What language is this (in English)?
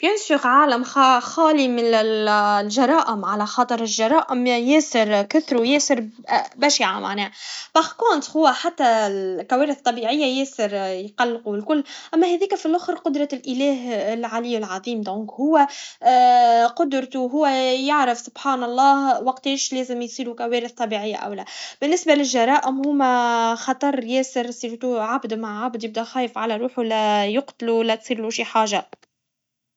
Tunisian Arabic